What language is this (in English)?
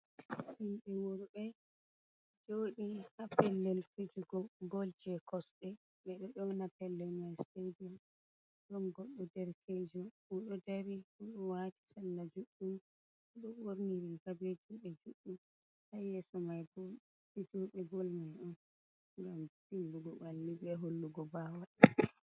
Fula